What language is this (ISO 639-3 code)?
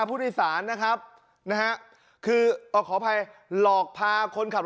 tha